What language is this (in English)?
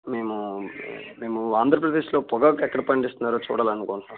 Telugu